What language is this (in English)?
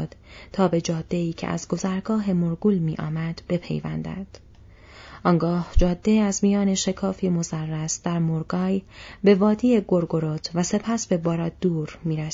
Persian